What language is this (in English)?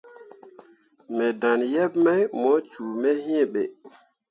Mundang